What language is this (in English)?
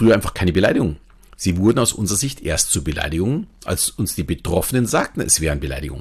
German